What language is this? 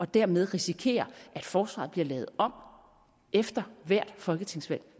Danish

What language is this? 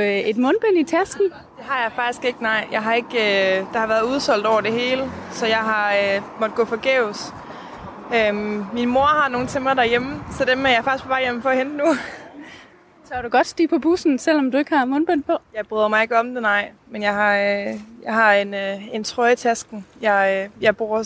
Danish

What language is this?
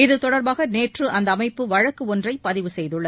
Tamil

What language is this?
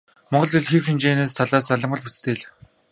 Mongolian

